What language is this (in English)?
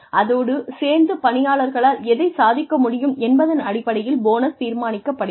Tamil